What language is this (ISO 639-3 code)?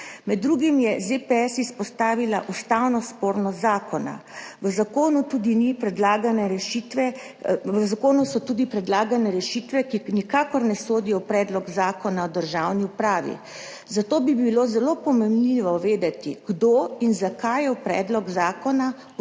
slv